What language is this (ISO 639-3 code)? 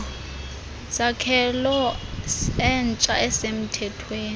xho